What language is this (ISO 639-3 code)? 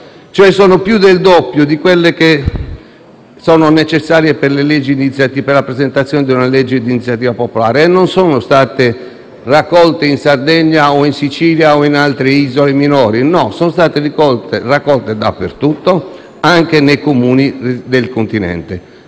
ita